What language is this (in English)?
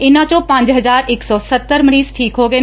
Punjabi